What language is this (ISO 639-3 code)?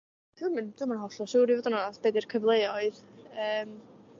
cym